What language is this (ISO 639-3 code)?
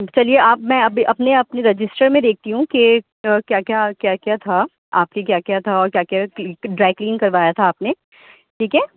urd